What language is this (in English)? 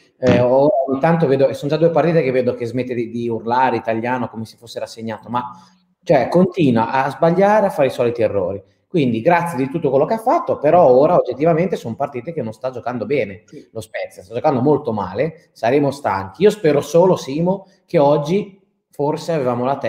Italian